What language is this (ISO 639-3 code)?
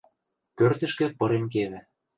mrj